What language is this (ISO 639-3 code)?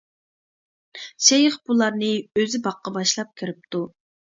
uig